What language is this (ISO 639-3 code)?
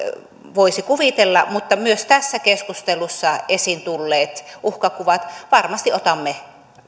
fin